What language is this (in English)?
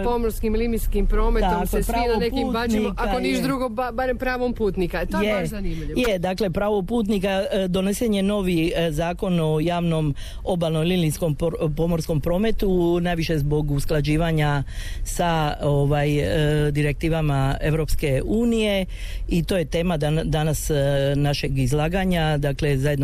Croatian